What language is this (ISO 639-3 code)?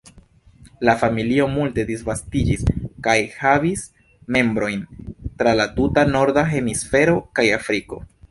epo